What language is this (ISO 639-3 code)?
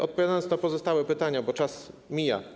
pol